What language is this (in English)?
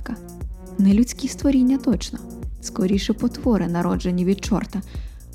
Ukrainian